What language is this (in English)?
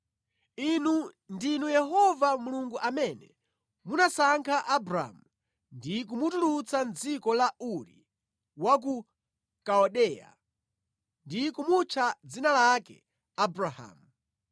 Nyanja